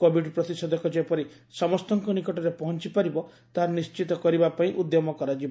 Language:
Odia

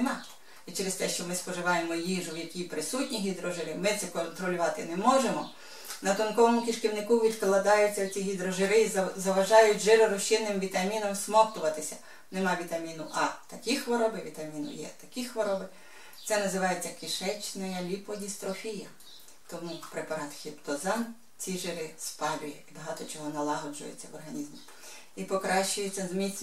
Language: Ukrainian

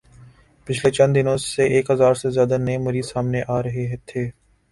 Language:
Urdu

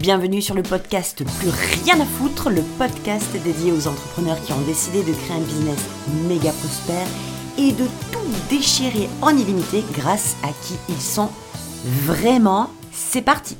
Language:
French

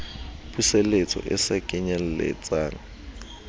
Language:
Southern Sotho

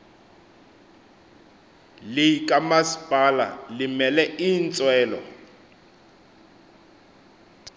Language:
Xhosa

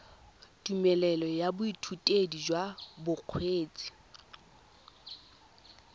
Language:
Tswana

